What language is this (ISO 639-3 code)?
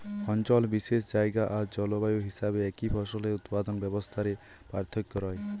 ben